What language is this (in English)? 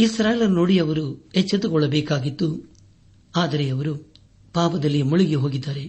Kannada